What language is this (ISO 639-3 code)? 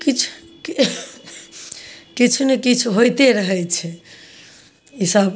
mai